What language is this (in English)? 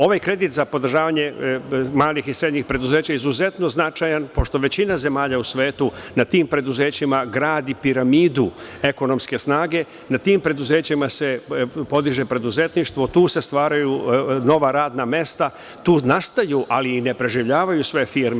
Serbian